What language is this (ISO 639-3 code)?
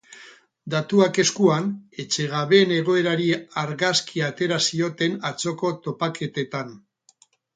eus